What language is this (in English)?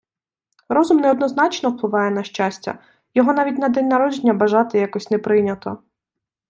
Ukrainian